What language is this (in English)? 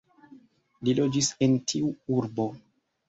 Esperanto